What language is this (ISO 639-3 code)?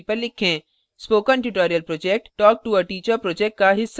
hin